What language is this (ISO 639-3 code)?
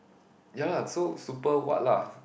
eng